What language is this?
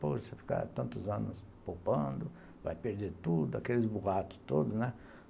Portuguese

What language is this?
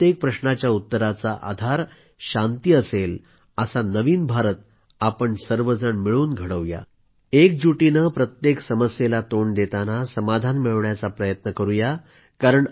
Marathi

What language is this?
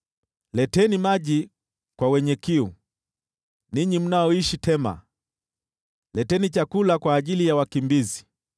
Swahili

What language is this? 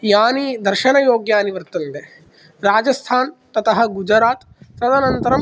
Sanskrit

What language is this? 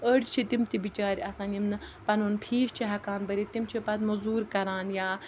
Kashmiri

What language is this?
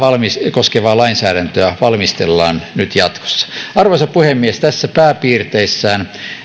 Finnish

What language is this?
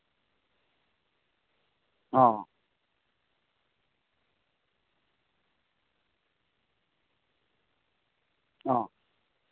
Santali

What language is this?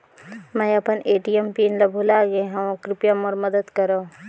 Chhattisgarhi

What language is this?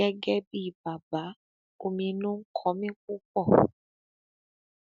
Yoruba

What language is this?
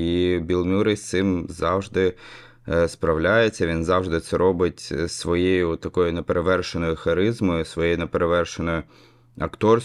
Ukrainian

